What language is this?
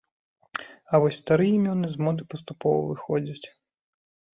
Belarusian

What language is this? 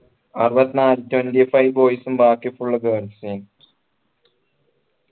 Malayalam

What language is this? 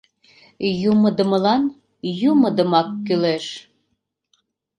Mari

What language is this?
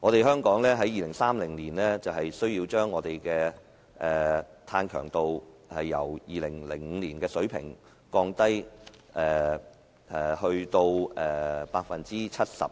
Cantonese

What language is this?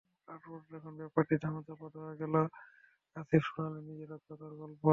Bangla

